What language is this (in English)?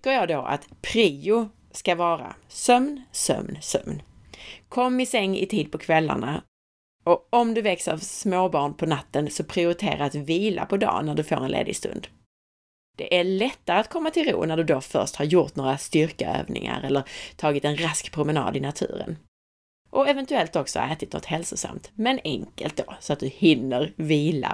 Swedish